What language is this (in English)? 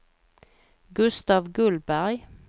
Swedish